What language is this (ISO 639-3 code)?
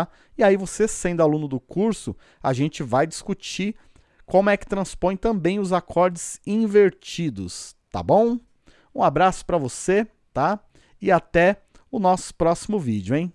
por